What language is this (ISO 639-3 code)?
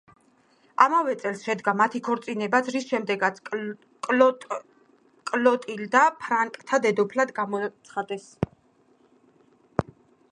kat